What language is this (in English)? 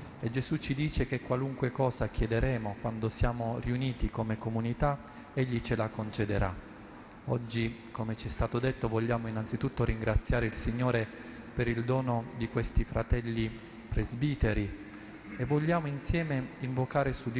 Italian